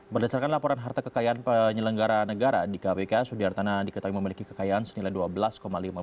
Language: Indonesian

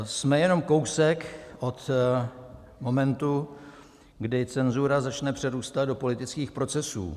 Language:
Czech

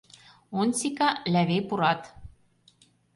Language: Mari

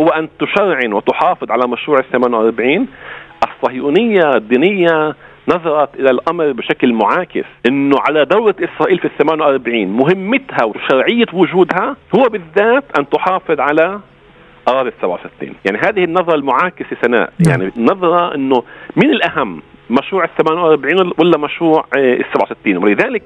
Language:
Arabic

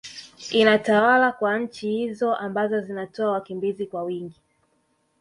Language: Swahili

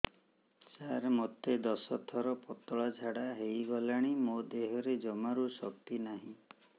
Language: Odia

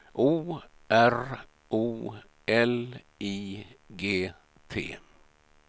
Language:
Swedish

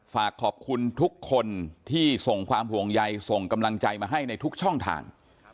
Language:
Thai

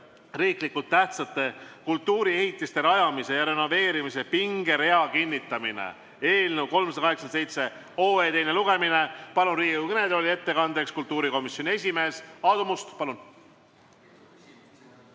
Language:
Estonian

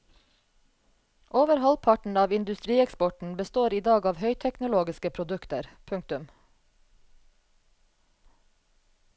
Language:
Norwegian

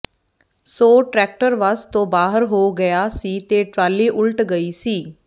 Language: Punjabi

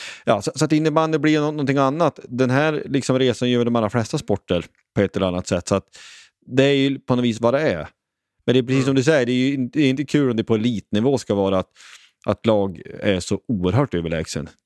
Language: Swedish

